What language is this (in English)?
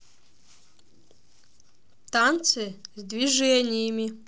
Russian